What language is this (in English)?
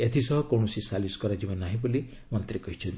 Odia